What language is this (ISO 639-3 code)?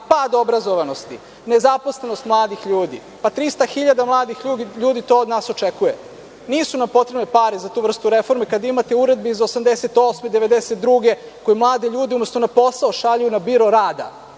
srp